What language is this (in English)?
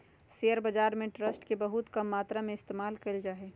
Magahi